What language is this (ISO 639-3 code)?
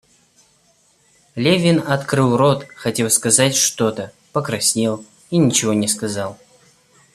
rus